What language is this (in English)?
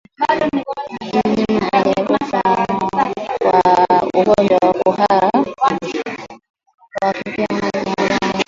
Swahili